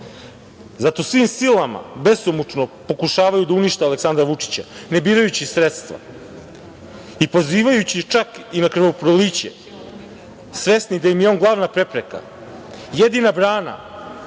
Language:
Serbian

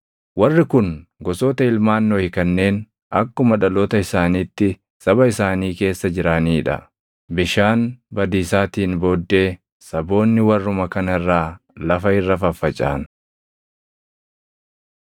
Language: Oromo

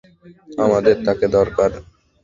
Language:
Bangla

